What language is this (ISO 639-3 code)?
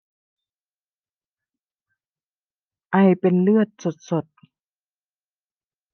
tha